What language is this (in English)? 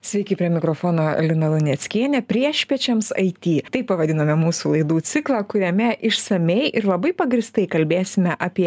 Lithuanian